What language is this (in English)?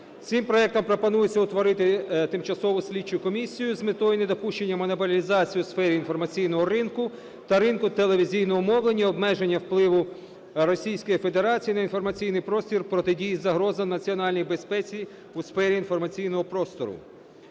Ukrainian